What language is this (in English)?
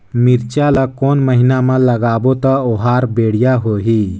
Chhattisgarhi